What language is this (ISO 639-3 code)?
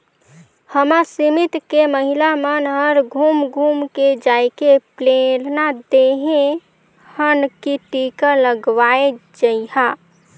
hne